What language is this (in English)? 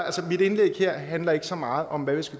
Danish